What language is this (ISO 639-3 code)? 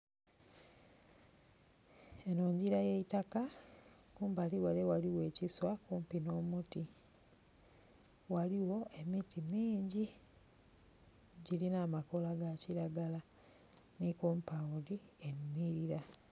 xog